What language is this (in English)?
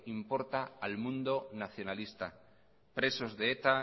Spanish